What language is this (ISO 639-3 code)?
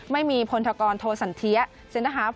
tha